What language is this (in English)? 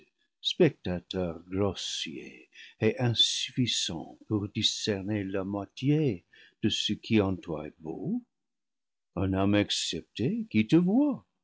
French